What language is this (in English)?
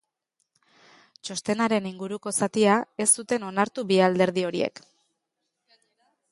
Basque